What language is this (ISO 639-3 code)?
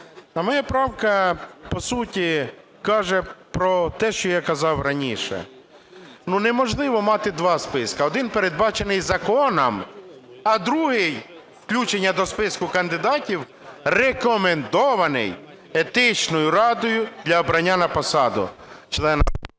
ukr